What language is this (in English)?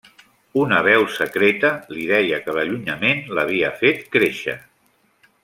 Catalan